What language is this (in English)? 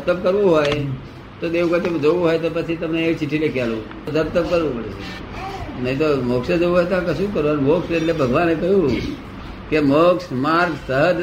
Gujarati